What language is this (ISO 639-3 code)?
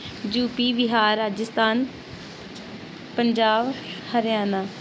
doi